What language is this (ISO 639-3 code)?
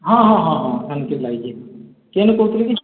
ori